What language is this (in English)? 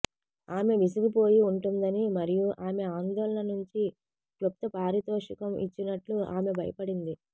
Telugu